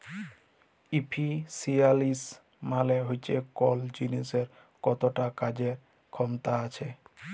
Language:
Bangla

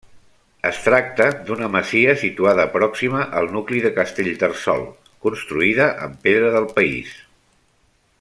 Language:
Catalan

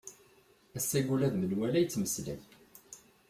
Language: Kabyle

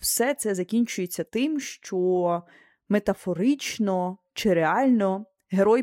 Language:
Ukrainian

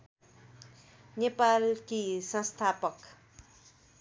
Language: Nepali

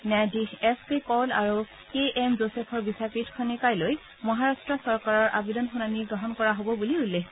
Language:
Assamese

